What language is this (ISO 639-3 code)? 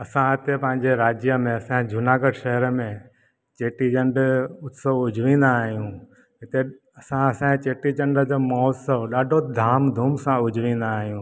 snd